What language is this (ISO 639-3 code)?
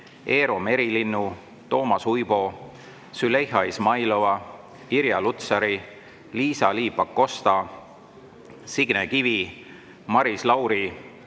est